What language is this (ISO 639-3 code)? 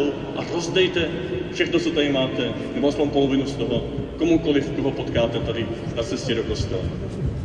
ces